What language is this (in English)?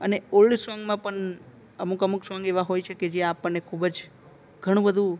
Gujarati